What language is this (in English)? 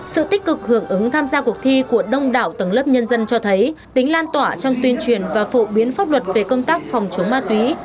Vietnamese